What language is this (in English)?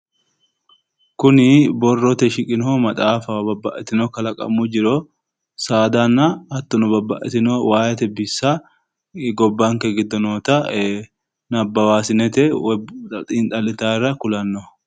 Sidamo